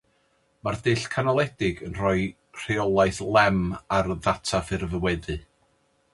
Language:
Welsh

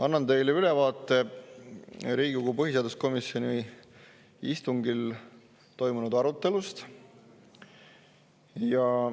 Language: Estonian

